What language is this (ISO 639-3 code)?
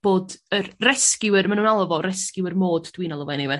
cym